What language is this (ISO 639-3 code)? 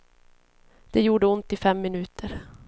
swe